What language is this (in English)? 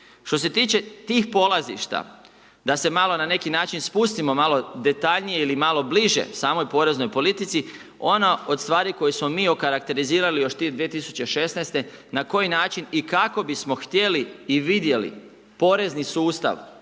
Croatian